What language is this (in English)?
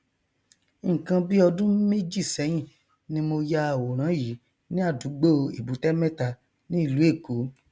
Yoruba